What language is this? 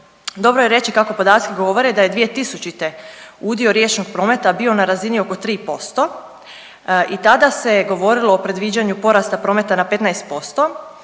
Croatian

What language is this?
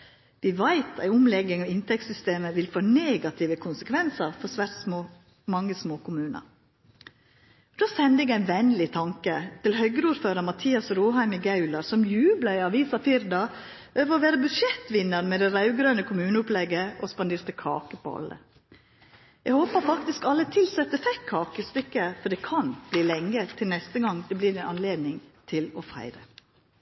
Norwegian Nynorsk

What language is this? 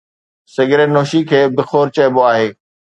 Sindhi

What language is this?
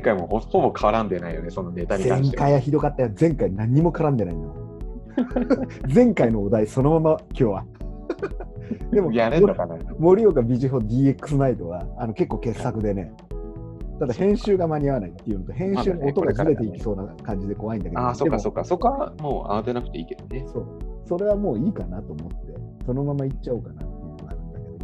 Japanese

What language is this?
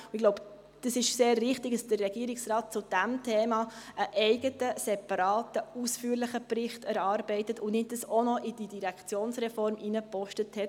Swiss German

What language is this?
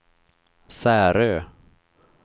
Swedish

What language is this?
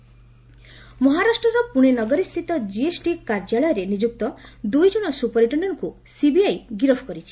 Odia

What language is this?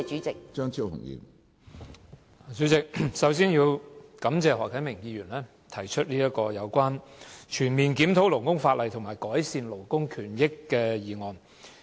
Cantonese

